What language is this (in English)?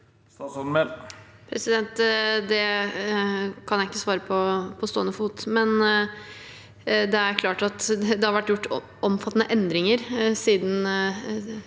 Norwegian